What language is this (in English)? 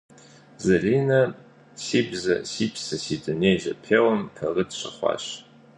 Kabardian